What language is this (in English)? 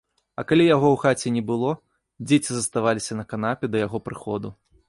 Belarusian